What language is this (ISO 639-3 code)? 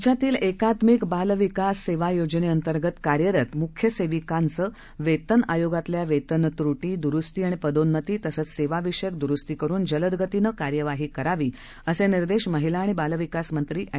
mar